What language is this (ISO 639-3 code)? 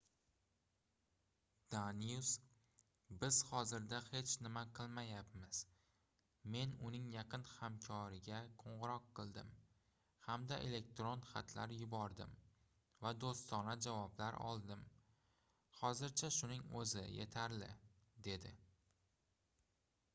uzb